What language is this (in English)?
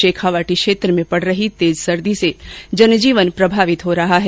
Hindi